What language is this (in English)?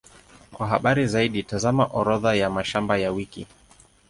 Swahili